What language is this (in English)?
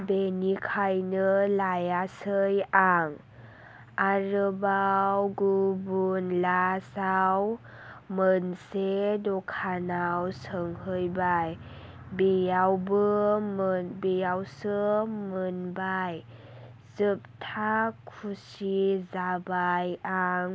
Bodo